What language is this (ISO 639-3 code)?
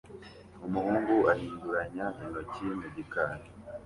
kin